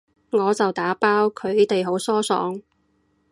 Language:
Cantonese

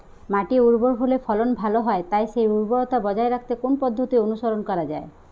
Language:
Bangla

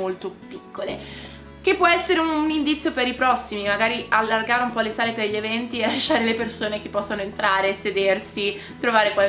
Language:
Italian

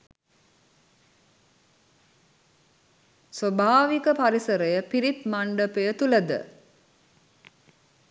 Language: Sinhala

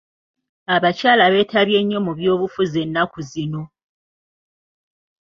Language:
Ganda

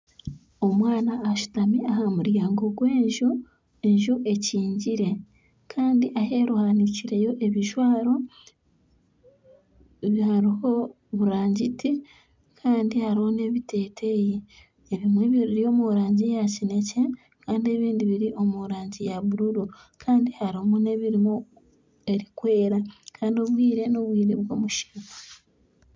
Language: Nyankole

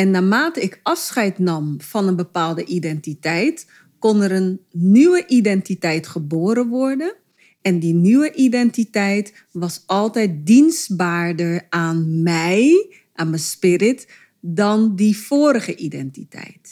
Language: Dutch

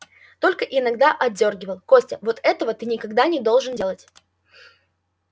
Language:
Russian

